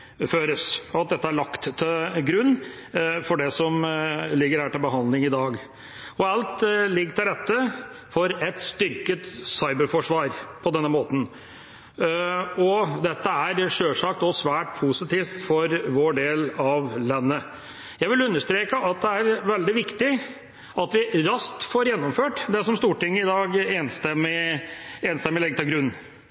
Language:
Norwegian Bokmål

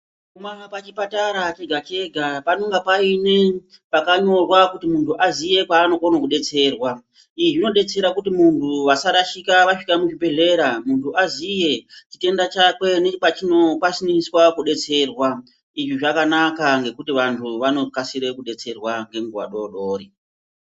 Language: Ndau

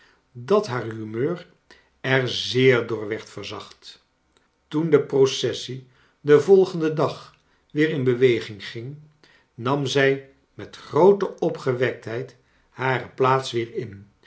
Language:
Dutch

